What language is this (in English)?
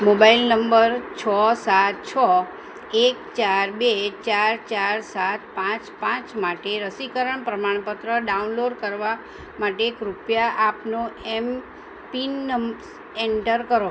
Gujarati